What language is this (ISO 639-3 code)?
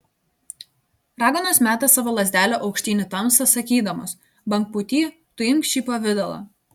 lit